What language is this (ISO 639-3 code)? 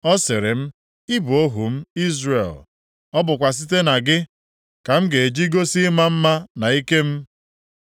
ibo